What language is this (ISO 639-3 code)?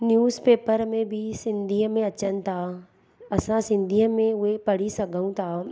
snd